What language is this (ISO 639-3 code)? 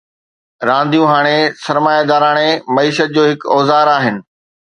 snd